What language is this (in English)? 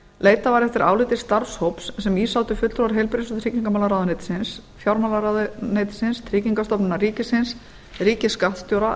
Icelandic